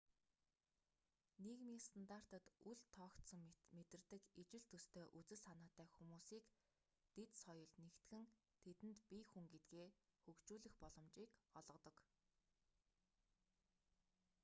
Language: Mongolian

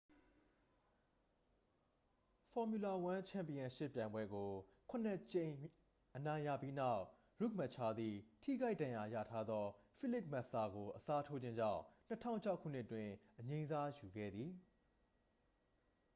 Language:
Burmese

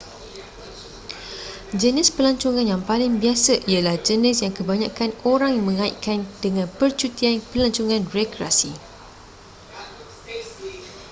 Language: Malay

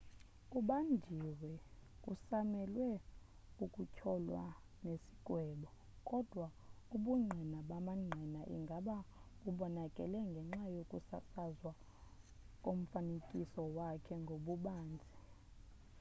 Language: Xhosa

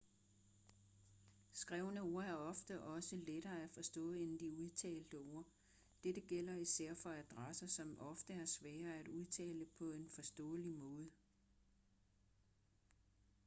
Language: Danish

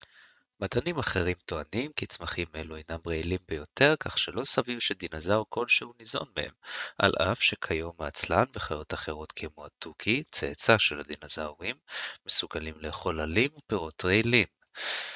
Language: Hebrew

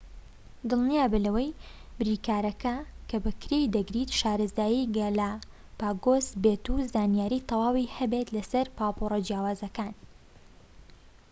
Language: Central Kurdish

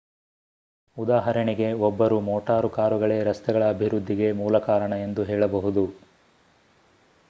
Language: Kannada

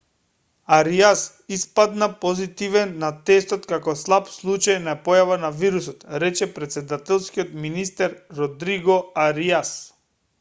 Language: Macedonian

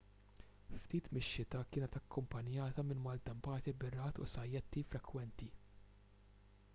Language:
Maltese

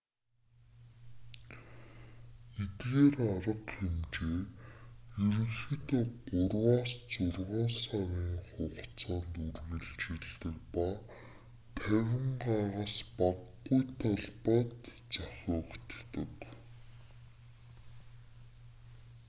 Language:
Mongolian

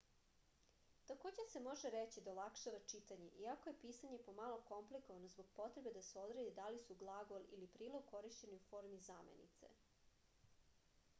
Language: Serbian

